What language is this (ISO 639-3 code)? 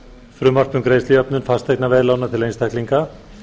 isl